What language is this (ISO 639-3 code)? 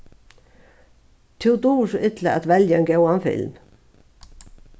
fao